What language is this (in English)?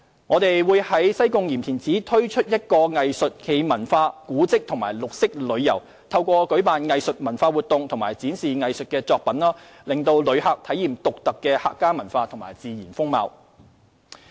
Cantonese